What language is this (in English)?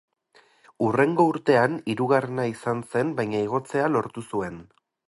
Basque